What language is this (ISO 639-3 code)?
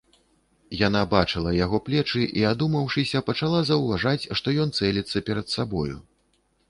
bel